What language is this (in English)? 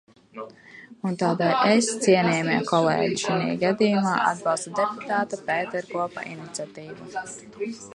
Latvian